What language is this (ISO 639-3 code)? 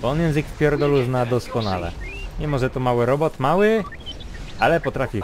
pol